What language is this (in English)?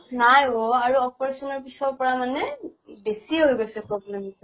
Assamese